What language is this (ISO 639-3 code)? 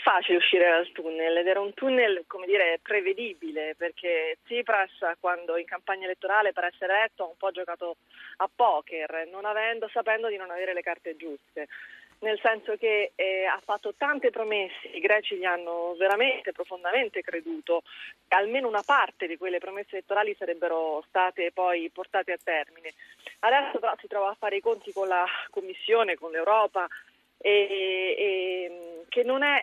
ita